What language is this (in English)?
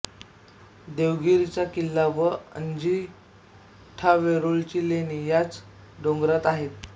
Marathi